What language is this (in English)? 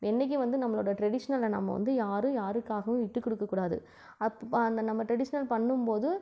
Tamil